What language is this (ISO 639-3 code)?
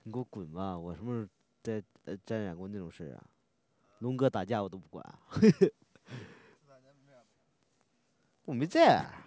zho